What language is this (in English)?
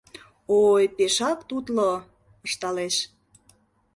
Mari